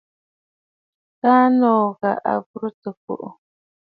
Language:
Bafut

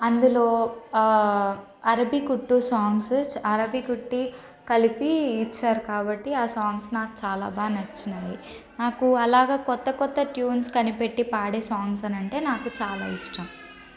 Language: Telugu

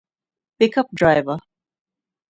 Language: Divehi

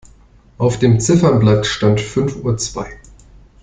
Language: German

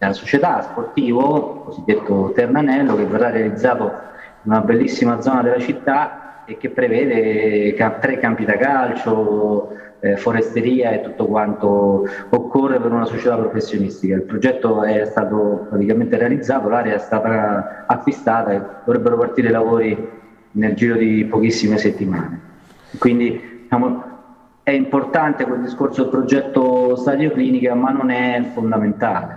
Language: Italian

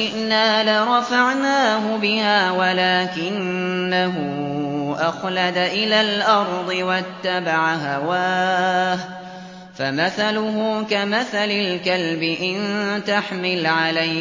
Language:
Arabic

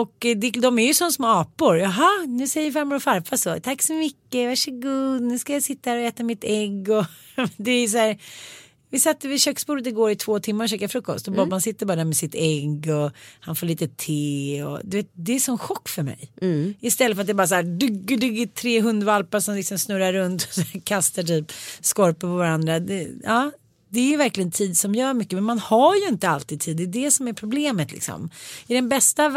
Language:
Swedish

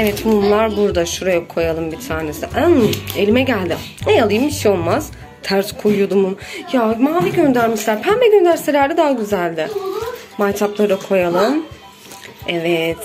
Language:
Turkish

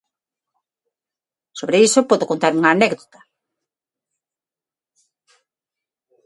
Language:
Galician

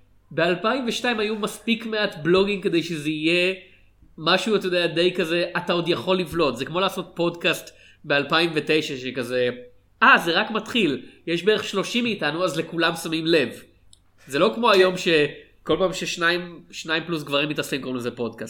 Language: Hebrew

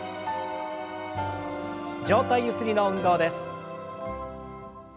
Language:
Japanese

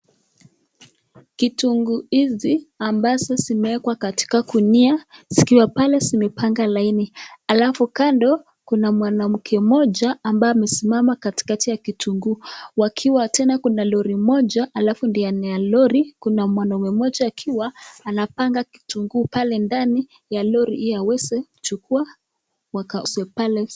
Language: Swahili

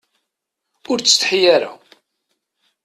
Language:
Kabyle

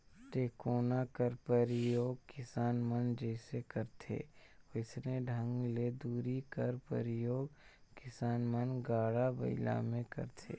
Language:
Chhattisgarhi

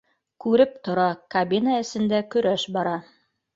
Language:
Bashkir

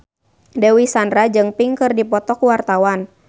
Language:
Sundanese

